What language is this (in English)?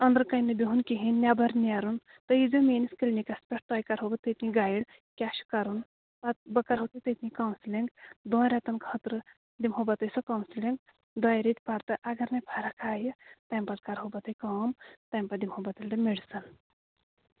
Kashmiri